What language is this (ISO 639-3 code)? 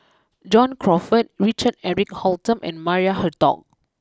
eng